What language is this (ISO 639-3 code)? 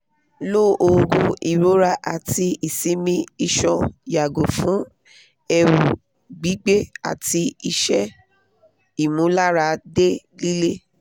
yor